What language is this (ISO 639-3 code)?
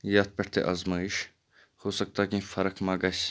kas